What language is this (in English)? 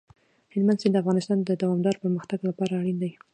Pashto